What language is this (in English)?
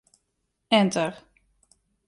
Western Frisian